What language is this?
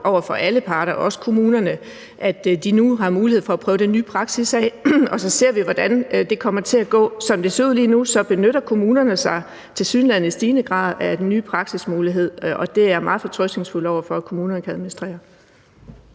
Danish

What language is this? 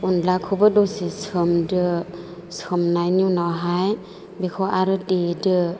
Bodo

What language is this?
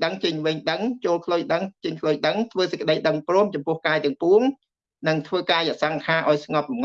Vietnamese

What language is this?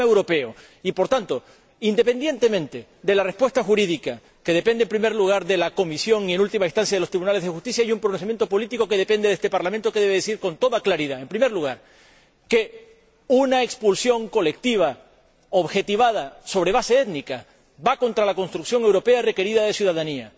Spanish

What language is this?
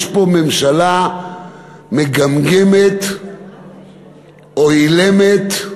Hebrew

